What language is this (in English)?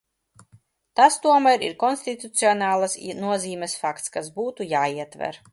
Latvian